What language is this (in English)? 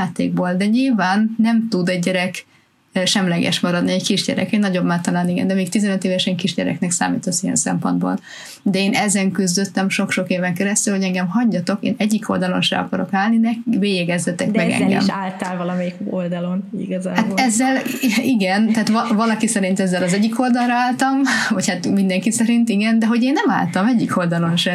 Hungarian